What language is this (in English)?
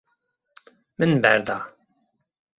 Kurdish